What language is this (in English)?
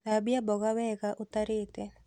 Kikuyu